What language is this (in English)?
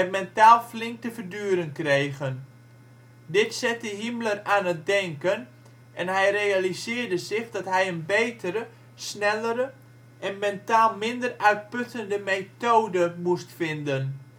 Dutch